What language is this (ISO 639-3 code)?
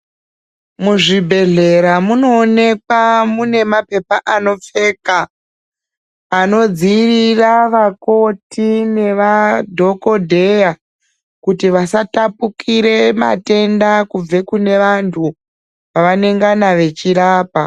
ndc